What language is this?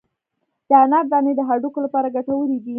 Pashto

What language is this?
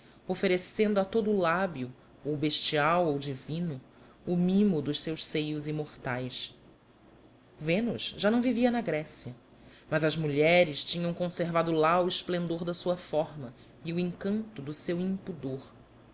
Portuguese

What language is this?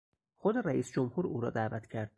Persian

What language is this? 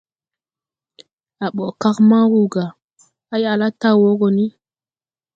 Tupuri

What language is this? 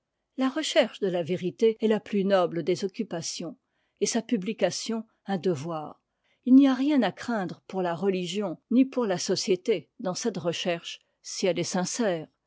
French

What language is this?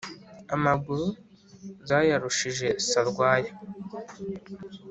Kinyarwanda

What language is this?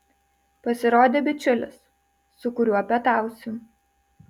Lithuanian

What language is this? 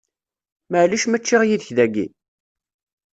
Kabyle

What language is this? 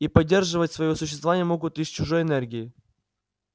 Russian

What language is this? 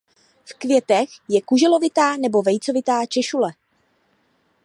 Czech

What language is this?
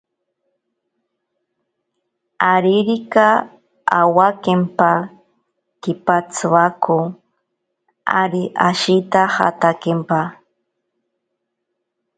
Ashéninka Perené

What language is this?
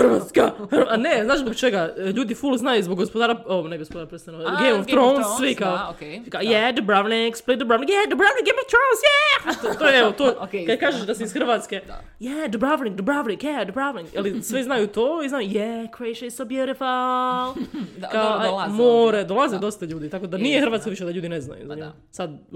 Croatian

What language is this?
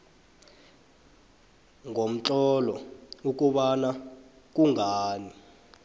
South Ndebele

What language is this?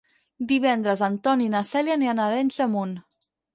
Catalan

